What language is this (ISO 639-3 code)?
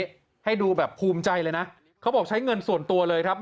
tha